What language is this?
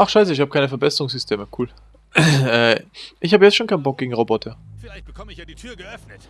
German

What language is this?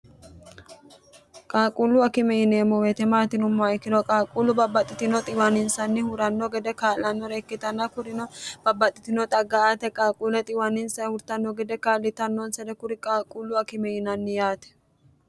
Sidamo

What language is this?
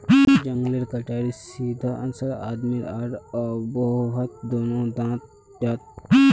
Magahi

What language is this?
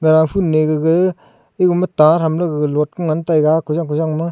Wancho Naga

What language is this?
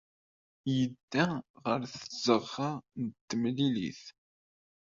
Kabyle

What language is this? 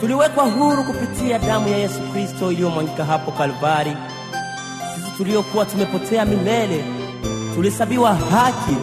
Swahili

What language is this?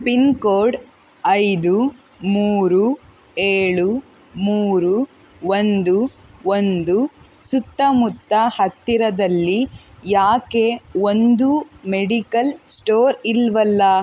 Kannada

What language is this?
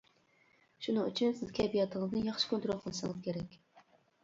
Uyghur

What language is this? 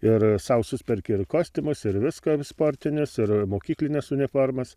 Lithuanian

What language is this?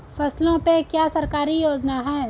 Hindi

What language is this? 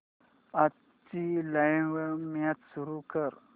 Marathi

